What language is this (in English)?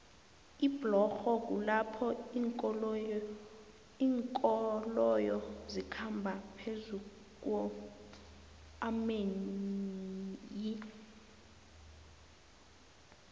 South Ndebele